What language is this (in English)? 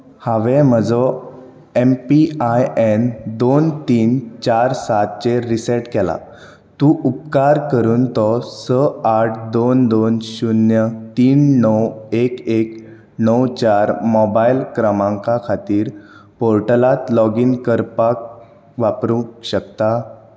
Konkani